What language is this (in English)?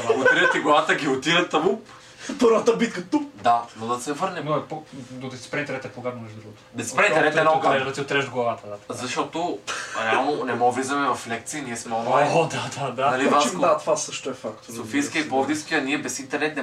Bulgarian